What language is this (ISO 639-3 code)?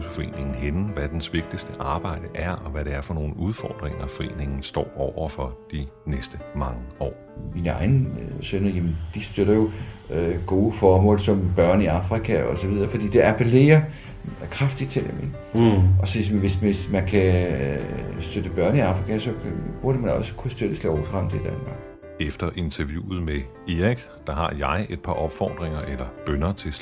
dan